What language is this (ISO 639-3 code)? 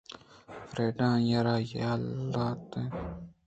bgp